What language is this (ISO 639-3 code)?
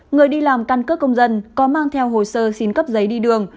vie